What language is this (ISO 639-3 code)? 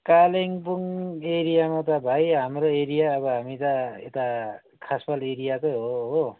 nep